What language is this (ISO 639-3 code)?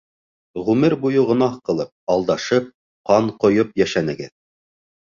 bak